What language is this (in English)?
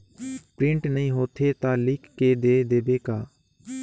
Chhattisgarhi